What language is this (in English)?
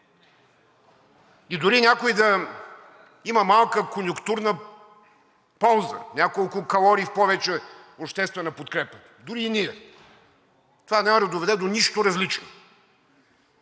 Bulgarian